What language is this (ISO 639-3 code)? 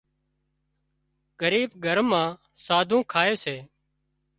kxp